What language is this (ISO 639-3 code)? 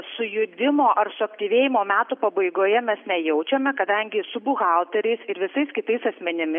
lit